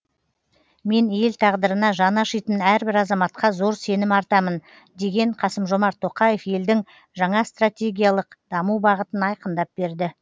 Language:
Kazakh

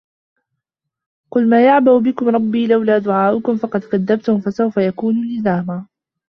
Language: Arabic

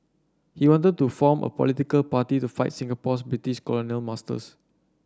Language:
English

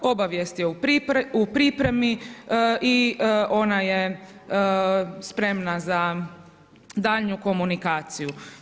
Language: Croatian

